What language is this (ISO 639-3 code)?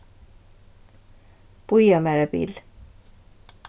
fao